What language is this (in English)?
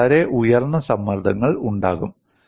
Malayalam